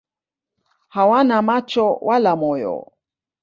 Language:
Swahili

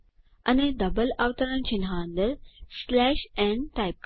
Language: Gujarati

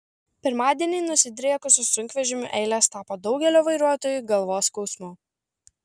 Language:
Lithuanian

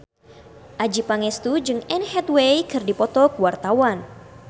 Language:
Sundanese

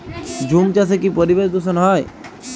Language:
Bangla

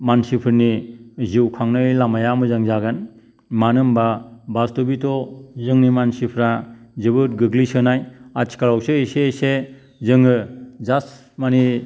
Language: Bodo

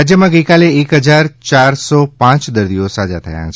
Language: Gujarati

